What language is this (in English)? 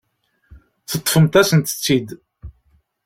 Kabyle